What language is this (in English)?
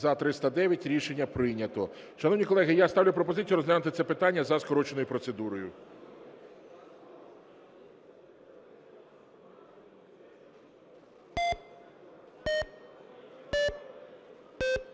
Ukrainian